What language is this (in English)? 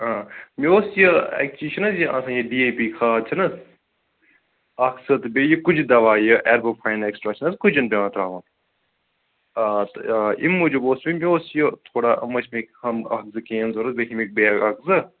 Kashmiri